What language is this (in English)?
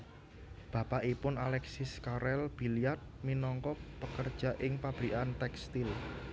Javanese